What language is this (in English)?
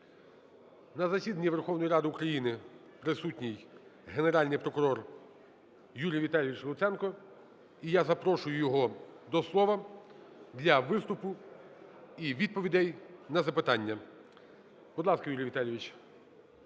Ukrainian